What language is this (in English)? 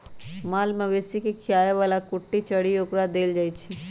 Magahi